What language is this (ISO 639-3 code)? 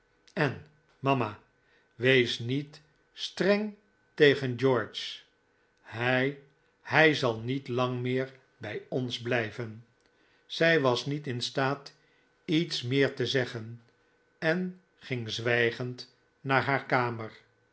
nld